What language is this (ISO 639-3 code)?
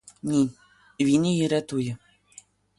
ukr